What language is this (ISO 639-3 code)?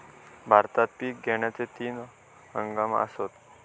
mar